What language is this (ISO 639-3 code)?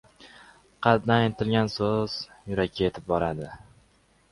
uzb